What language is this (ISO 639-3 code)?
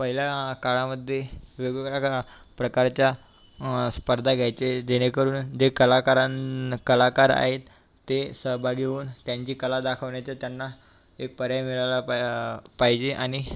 mar